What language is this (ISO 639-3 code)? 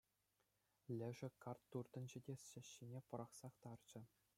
chv